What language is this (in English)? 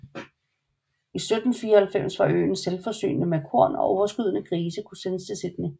Danish